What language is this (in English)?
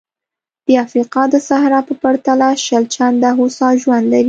Pashto